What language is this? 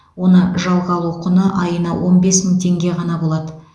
Kazakh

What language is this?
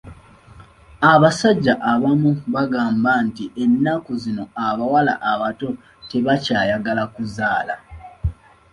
Ganda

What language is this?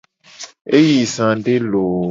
Gen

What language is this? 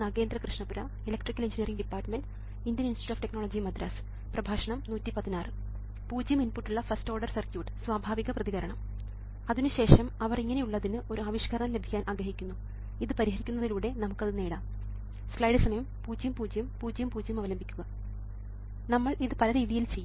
Malayalam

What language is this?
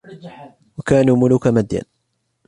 Arabic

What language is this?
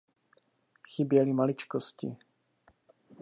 Czech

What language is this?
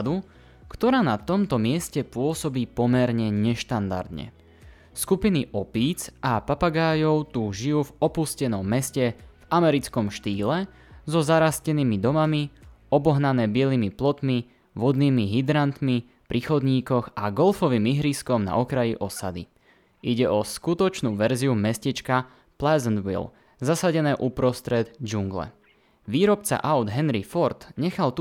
Slovak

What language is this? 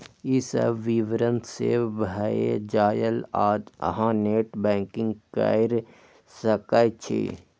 Maithili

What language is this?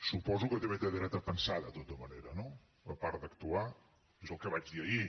Catalan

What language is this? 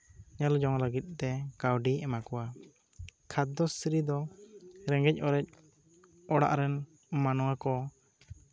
Santali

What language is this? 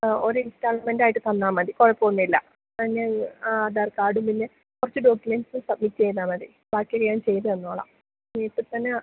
Malayalam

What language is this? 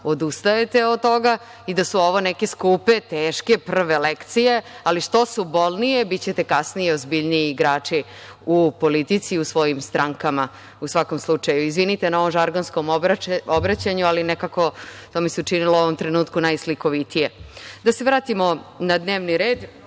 Serbian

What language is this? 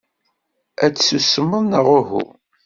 Kabyle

